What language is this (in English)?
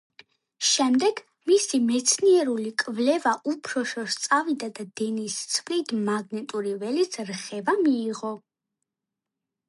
Georgian